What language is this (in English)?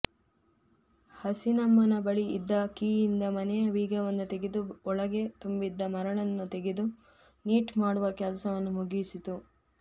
Kannada